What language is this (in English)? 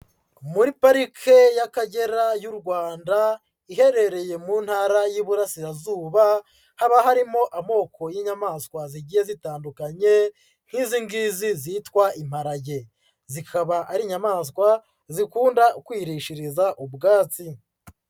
Kinyarwanda